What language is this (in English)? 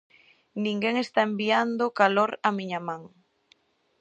Galician